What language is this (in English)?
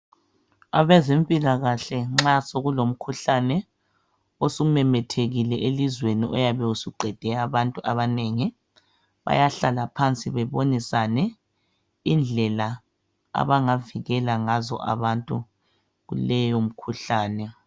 North Ndebele